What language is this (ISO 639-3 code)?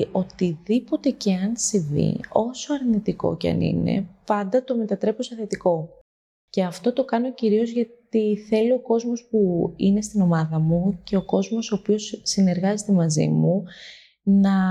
ell